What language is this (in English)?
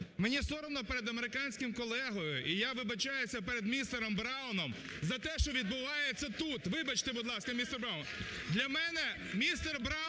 Ukrainian